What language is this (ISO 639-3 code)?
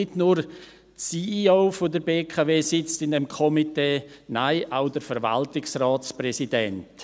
gsw